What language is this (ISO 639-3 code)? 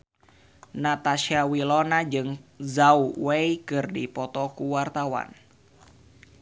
sun